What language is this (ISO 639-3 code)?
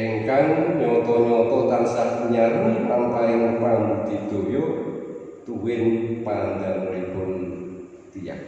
ind